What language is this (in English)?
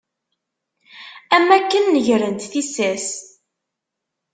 Kabyle